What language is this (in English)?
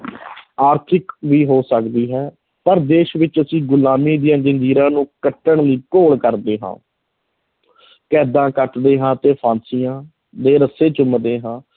Punjabi